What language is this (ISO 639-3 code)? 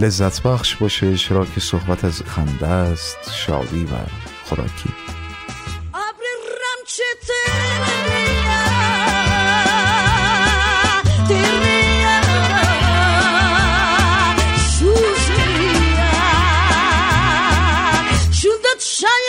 fas